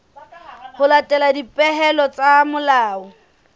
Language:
Southern Sotho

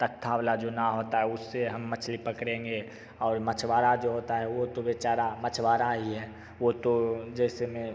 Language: Hindi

